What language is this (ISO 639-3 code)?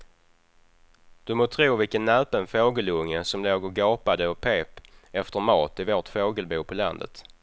swe